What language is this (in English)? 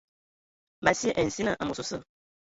Ewondo